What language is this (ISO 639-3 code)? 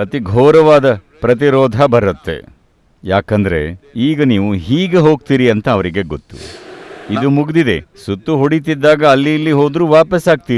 eng